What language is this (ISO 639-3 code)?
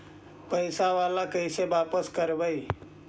mag